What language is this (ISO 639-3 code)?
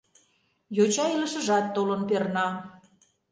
chm